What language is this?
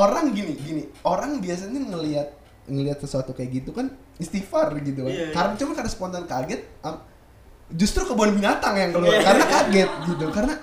Indonesian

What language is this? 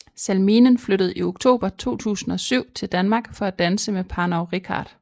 Danish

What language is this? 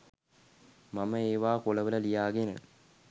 Sinhala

